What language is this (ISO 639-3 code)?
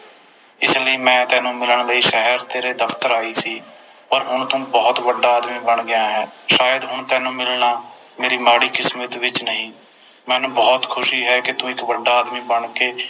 pan